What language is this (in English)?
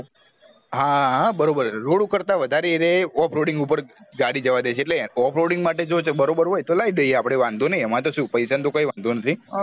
Gujarati